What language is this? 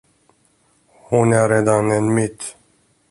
Swedish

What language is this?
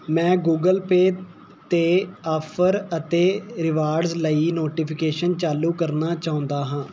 Punjabi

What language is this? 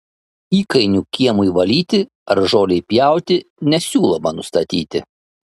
Lithuanian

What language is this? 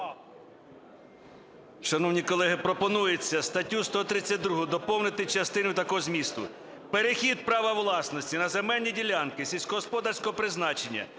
Ukrainian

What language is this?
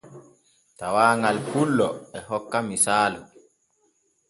Borgu Fulfulde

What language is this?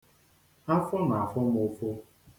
Igbo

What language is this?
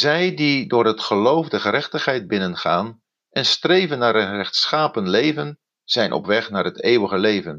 Dutch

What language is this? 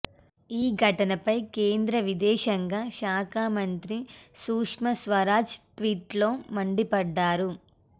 Telugu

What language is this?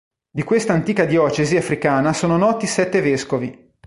Italian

